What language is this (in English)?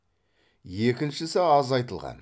Kazakh